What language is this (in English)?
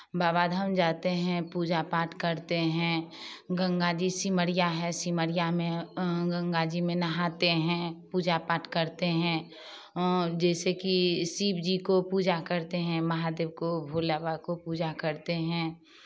Hindi